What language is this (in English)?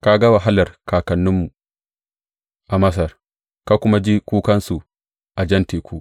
Hausa